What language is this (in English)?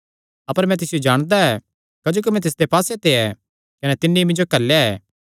Kangri